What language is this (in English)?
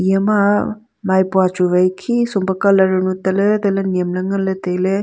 Wancho Naga